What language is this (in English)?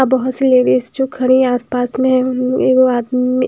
Hindi